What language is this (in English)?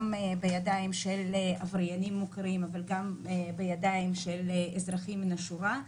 Hebrew